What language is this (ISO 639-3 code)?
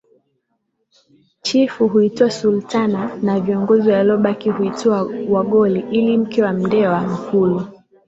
swa